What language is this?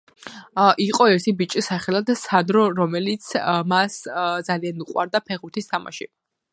Georgian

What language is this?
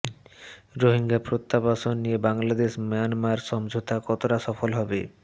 Bangla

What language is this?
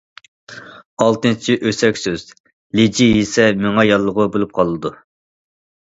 Uyghur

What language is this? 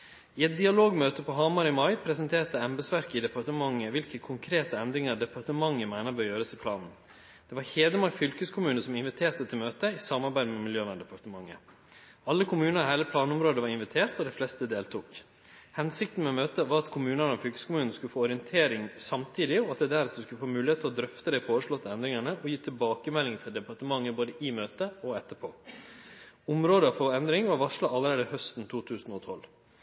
Norwegian Nynorsk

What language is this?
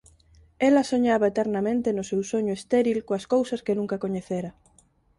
Galician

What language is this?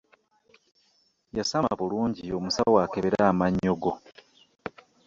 Ganda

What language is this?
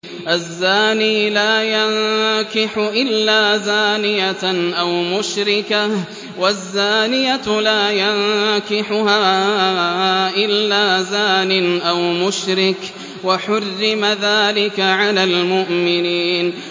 Arabic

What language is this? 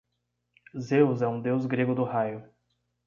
Portuguese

